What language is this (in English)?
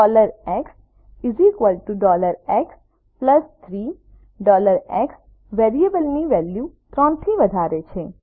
Gujarati